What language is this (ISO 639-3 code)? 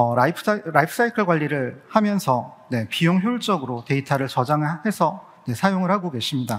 kor